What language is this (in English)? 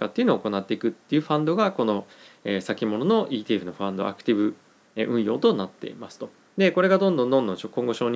Japanese